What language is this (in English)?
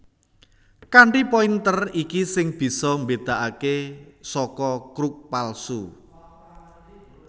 Javanese